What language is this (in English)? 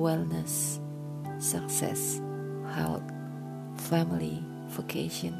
Indonesian